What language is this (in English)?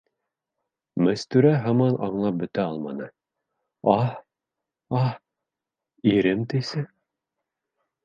Bashkir